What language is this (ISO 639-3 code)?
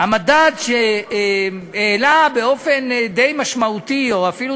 heb